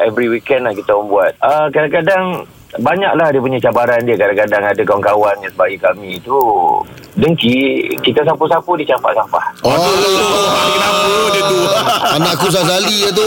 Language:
Malay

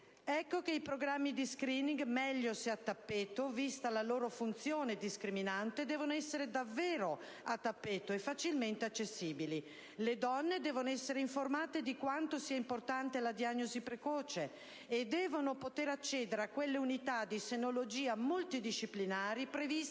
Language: Italian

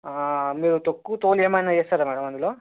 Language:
Telugu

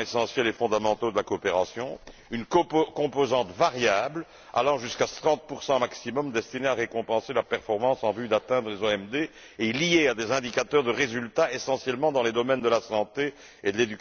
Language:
French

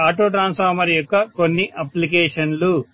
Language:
Telugu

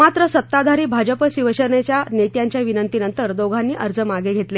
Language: Marathi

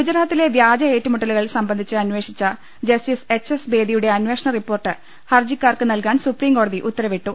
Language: Malayalam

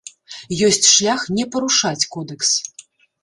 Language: Belarusian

